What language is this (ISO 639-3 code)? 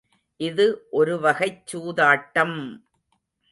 tam